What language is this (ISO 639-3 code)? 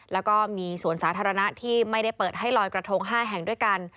tha